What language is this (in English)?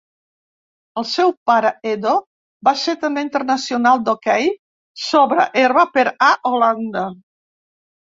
Catalan